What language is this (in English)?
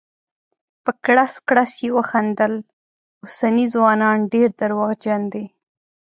Pashto